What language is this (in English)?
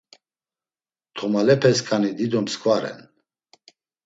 Laz